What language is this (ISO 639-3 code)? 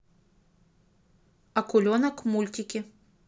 rus